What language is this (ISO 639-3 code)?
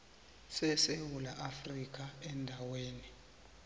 nbl